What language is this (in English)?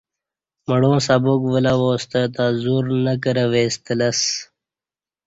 Kati